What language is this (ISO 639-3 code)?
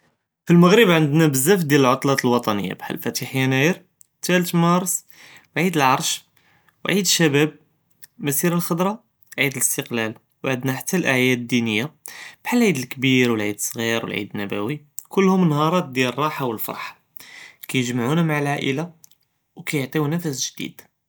jrb